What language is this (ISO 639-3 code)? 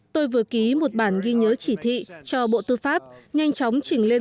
vie